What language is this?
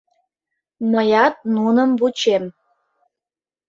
Mari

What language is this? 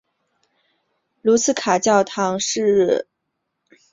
Chinese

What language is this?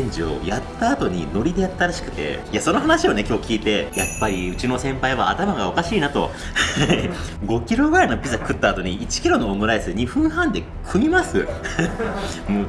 Japanese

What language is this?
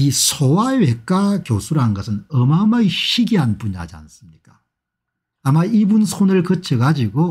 Korean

